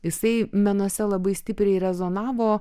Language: Lithuanian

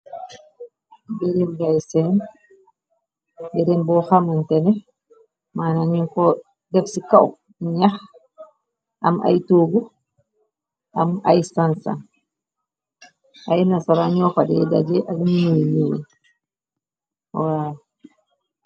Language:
Wolof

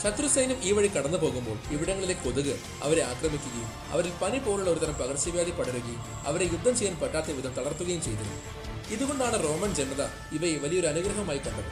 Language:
Malayalam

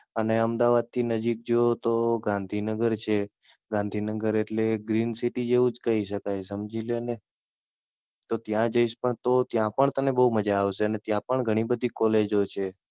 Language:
Gujarati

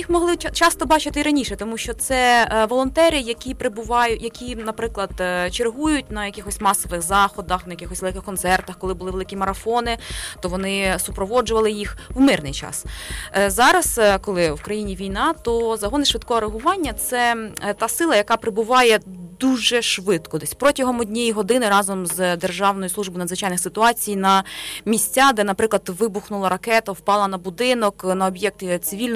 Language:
Ukrainian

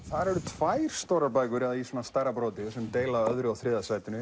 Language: Icelandic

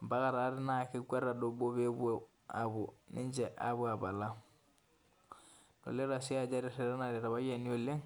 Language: Masai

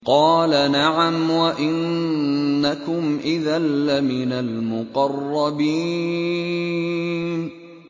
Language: Arabic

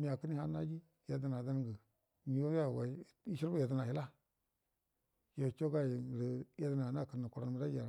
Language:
Buduma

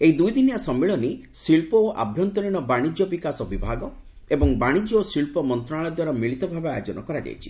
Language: Odia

